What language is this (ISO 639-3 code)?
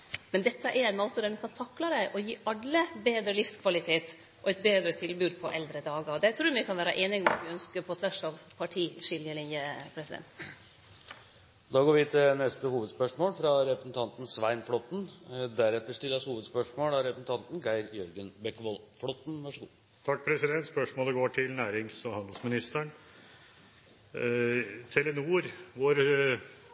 nor